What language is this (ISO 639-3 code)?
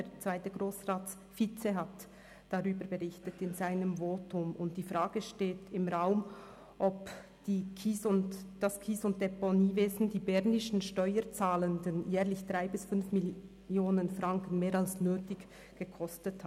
gsw